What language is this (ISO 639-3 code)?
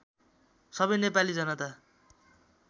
nep